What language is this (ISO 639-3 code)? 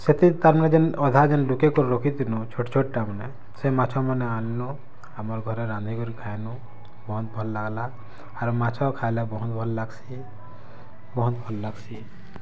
ori